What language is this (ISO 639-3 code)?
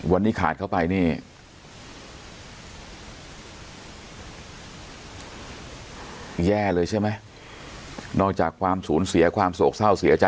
tha